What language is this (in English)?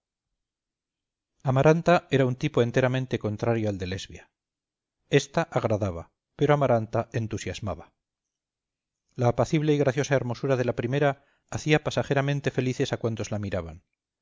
Spanish